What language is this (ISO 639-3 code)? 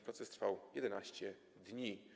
pol